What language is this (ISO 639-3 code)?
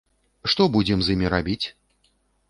bel